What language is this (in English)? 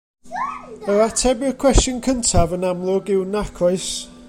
Welsh